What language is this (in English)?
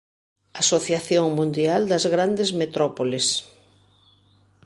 Galician